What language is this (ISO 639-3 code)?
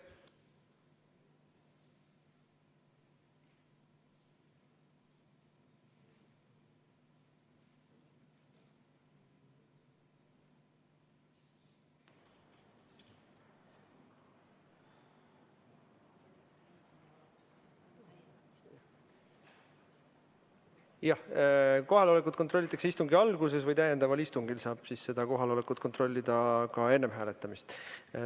est